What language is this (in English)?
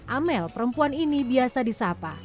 Indonesian